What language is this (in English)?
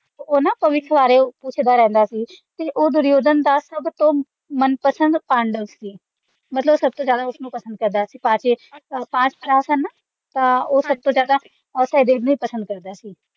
Punjabi